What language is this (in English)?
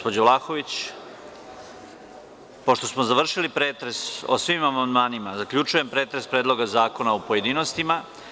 Serbian